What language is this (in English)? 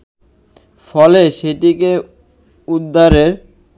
Bangla